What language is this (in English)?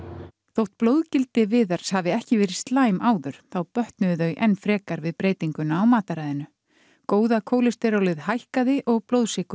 Icelandic